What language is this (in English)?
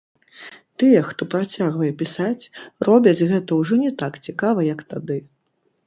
Belarusian